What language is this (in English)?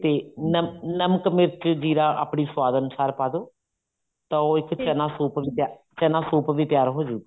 Punjabi